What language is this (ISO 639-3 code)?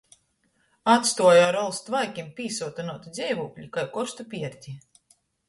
ltg